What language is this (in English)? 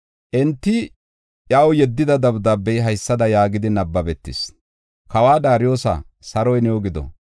Gofa